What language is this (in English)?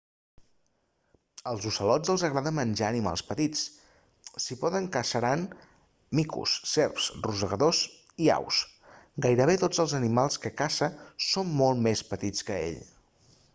Catalan